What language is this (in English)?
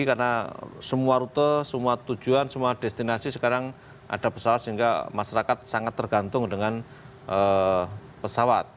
Indonesian